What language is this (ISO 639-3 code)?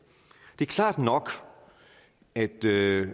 dan